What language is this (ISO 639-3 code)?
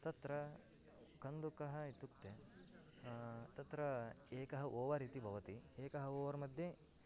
san